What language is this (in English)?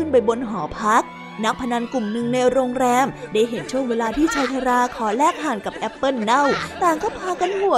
Thai